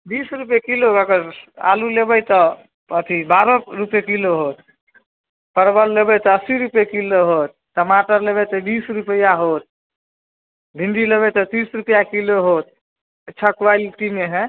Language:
Maithili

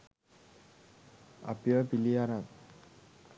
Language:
Sinhala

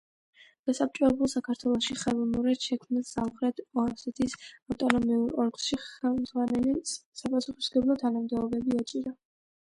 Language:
Georgian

